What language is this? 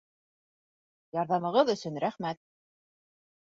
Bashkir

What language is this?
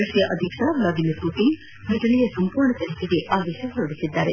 Kannada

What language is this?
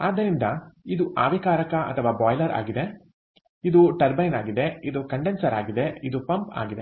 Kannada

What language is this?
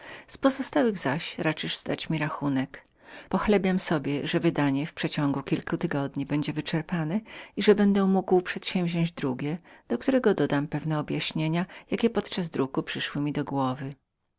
Polish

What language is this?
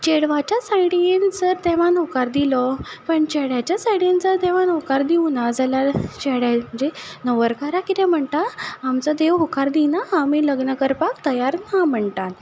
Konkani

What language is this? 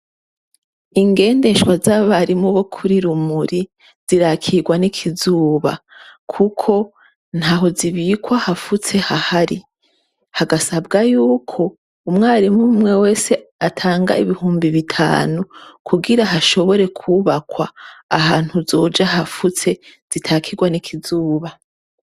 Rundi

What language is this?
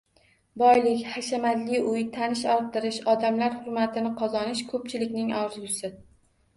Uzbek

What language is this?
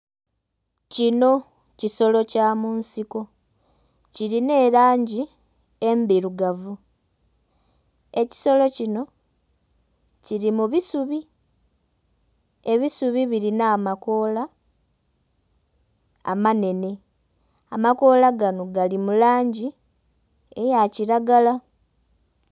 Soga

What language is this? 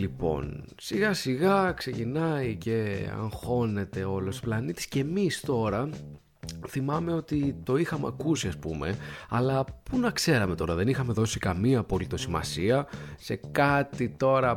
Greek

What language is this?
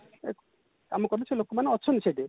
Odia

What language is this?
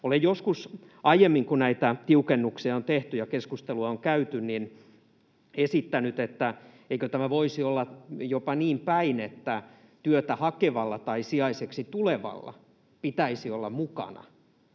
Finnish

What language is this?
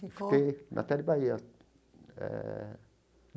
Portuguese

